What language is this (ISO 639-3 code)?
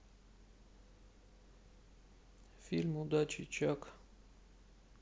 rus